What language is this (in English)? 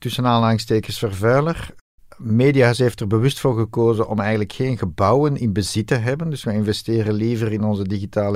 Dutch